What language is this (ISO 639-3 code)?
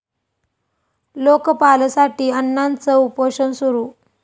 mar